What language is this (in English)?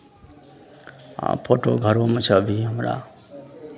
Maithili